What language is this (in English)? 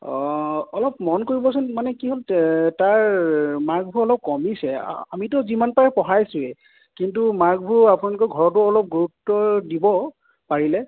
Assamese